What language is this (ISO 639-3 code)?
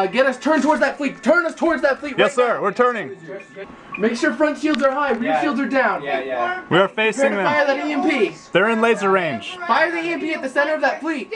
eng